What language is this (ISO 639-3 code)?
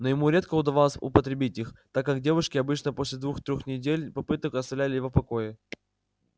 rus